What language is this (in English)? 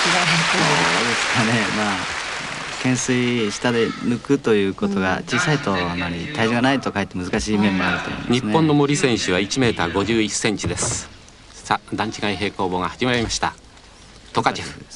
Japanese